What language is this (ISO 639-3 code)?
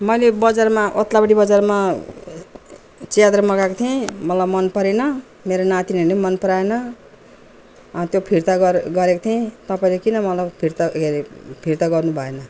nep